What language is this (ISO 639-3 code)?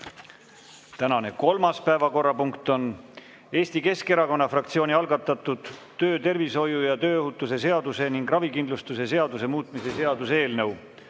est